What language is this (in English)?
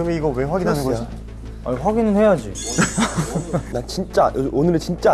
Korean